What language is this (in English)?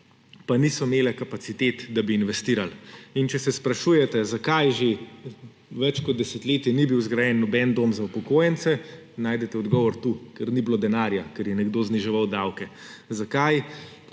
Slovenian